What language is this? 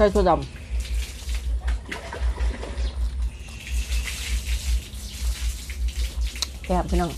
Thai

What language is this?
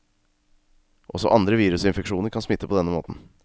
Norwegian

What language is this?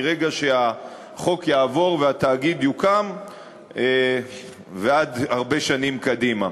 Hebrew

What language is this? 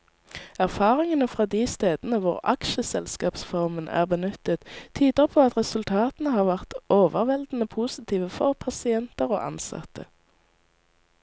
Norwegian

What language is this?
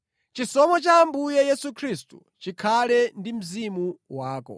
Nyanja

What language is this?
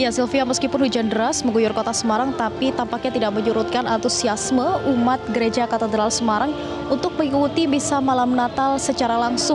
Indonesian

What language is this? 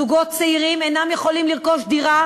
Hebrew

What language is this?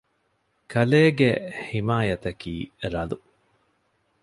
Divehi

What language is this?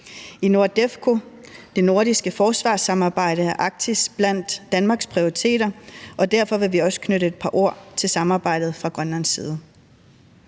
Danish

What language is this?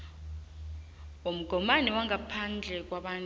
South Ndebele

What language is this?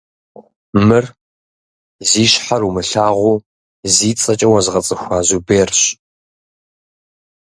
Kabardian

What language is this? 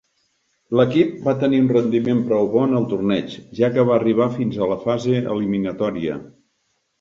Catalan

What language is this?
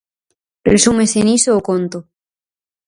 Galician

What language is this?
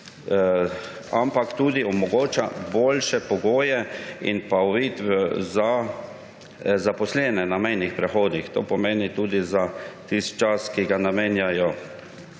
Slovenian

